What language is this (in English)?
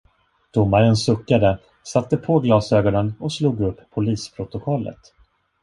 Swedish